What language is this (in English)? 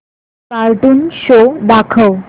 Marathi